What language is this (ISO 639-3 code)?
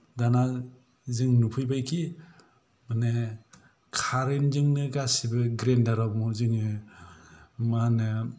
brx